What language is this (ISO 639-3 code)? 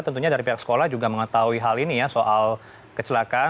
ind